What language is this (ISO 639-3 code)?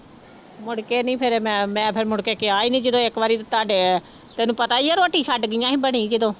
pan